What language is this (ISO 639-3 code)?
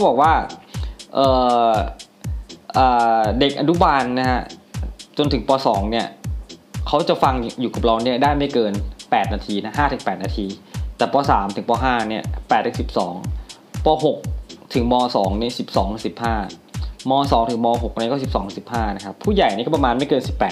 tha